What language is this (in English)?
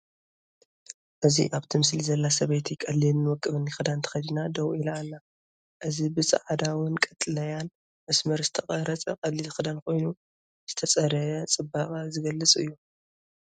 Tigrinya